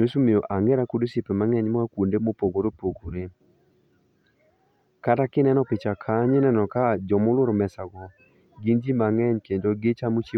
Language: Luo (Kenya and Tanzania)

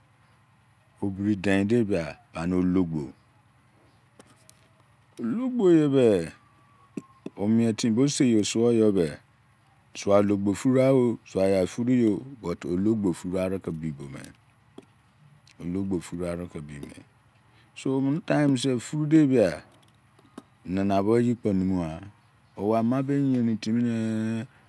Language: Izon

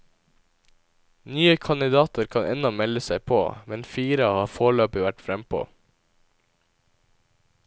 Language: Norwegian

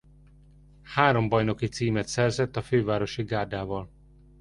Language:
Hungarian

